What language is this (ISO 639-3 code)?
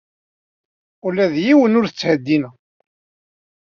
kab